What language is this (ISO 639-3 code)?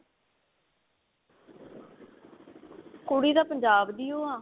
pan